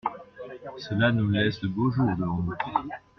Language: French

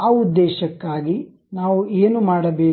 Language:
Kannada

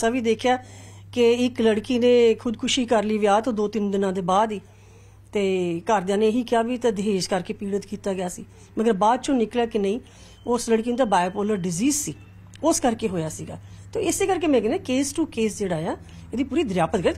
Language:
Punjabi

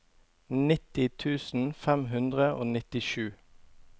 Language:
Norwegian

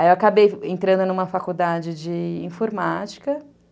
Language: Portuguese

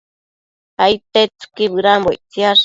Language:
Matsés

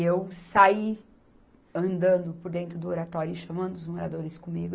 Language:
Portuguese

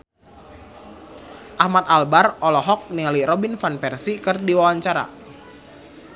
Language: Sundanese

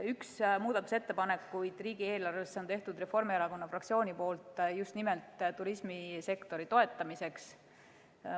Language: Estonian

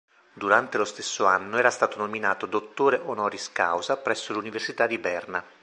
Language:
Italian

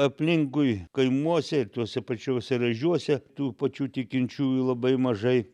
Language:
Lithuanian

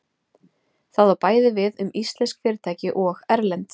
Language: Icelandic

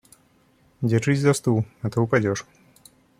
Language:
Russian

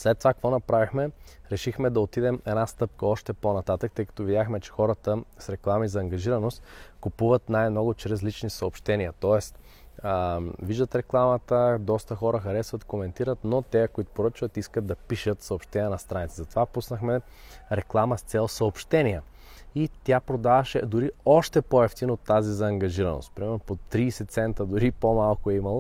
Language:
Bulgarian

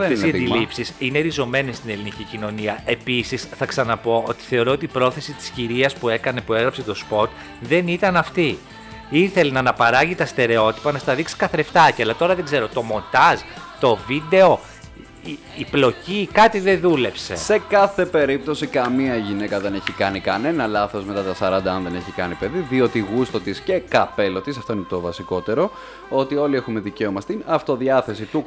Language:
Greek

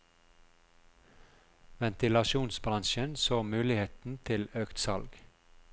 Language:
Norwegian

